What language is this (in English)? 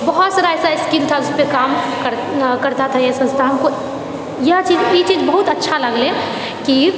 Maithili